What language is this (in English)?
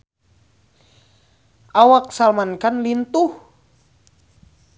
Sundanese